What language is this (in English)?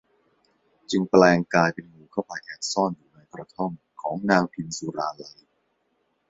Thai